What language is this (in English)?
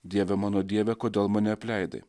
Lithuanian